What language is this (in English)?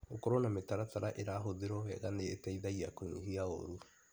Kikuyu